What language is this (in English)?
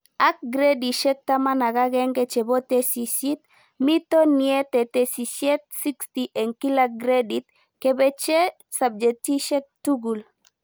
Kalenjin